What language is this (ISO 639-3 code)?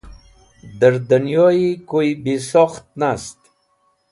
wbl